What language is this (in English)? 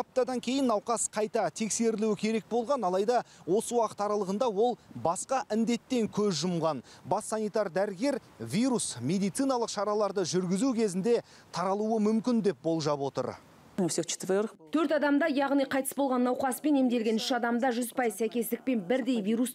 Turkish